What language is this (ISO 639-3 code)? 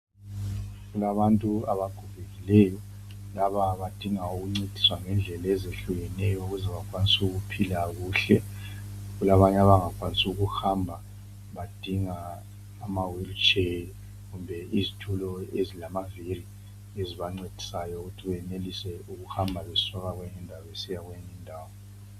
nde